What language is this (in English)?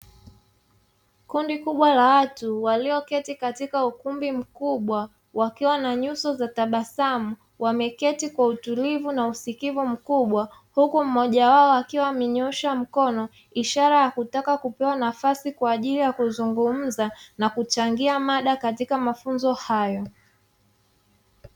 Swahili